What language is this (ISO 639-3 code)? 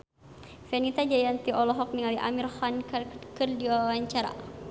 sun